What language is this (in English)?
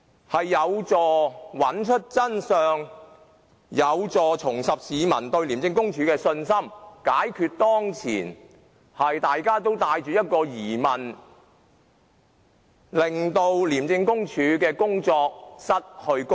Cantonese